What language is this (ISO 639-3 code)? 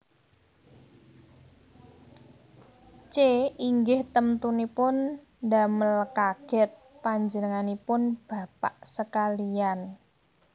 jav